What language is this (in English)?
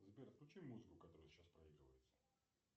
Russian